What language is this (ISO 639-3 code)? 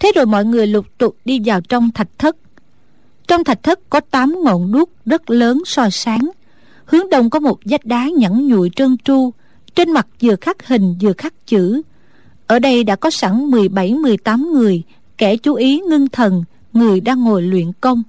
vie